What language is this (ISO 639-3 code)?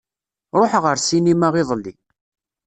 kab